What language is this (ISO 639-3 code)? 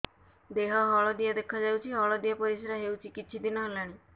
ori